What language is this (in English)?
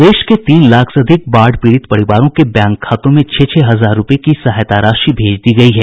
Hindi